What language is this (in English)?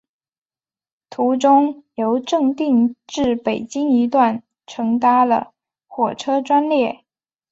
Chinese